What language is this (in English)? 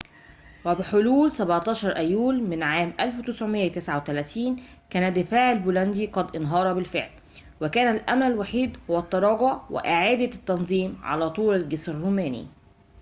Arabic